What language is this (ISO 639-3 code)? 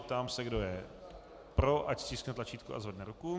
ces